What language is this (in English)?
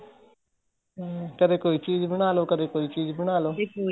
Punjabi